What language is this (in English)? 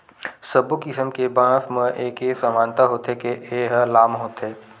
Chhattisgarhi